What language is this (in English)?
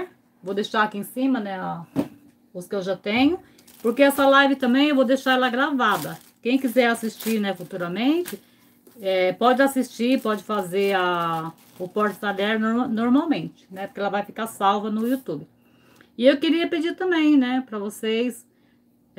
Portuguese